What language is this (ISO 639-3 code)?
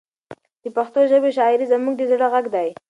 pus